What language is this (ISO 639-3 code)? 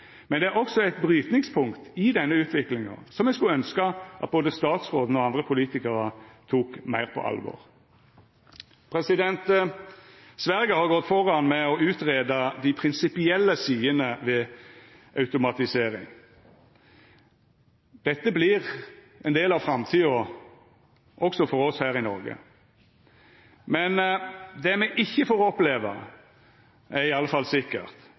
nno